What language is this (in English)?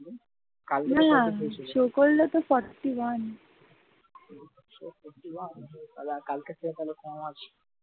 Bangla